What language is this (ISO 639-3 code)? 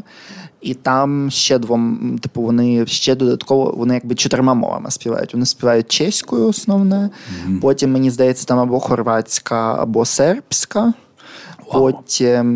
ukr